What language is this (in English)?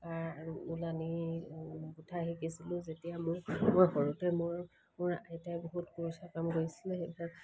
Assamese